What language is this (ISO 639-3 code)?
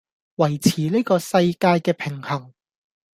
yue